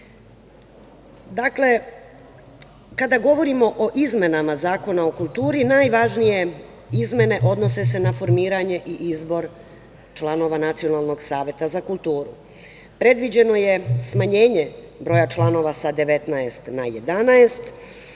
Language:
Serbian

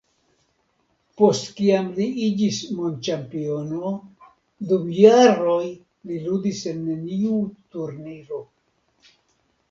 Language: Esperanto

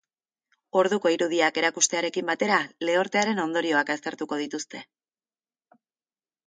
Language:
Basque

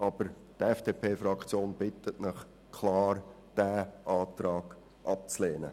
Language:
Swiss German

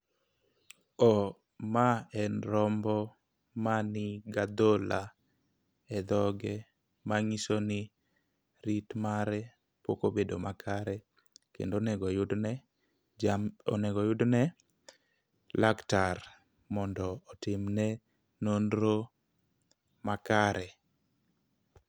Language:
Luo (Kenya and Tanzania)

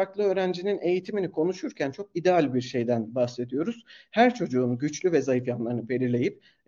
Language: Turkish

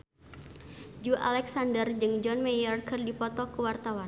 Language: Sundanese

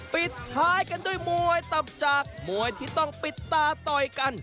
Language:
Thai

